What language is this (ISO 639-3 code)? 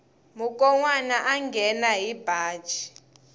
tso